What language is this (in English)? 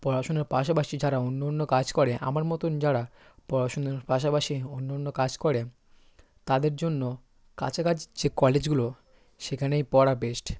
Bangla